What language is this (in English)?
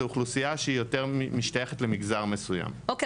Hebrew